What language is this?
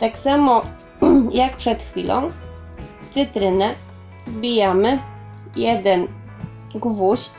Polish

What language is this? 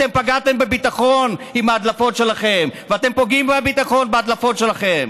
Hebrew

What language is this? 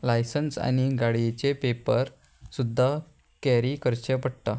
Konkani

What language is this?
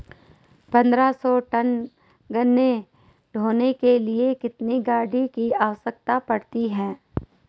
Hindi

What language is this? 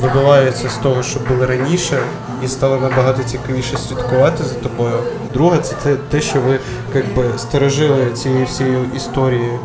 Ukrainian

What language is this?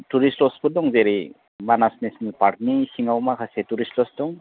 Bodo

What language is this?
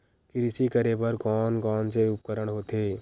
Chhattisgarhi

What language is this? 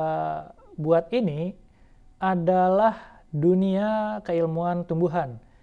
Indonesian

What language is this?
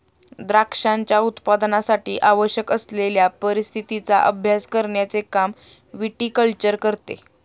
Marathi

